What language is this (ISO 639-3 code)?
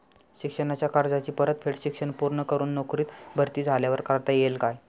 mar